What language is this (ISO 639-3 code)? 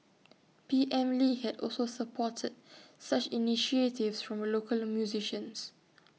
eng